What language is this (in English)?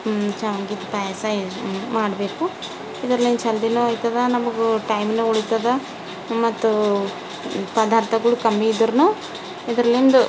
Kannada